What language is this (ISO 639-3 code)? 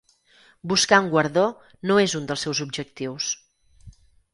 cat